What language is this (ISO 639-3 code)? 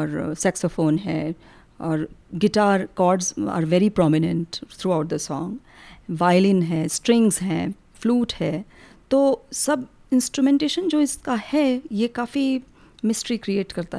hin